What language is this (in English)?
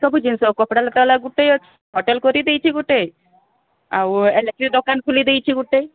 Odia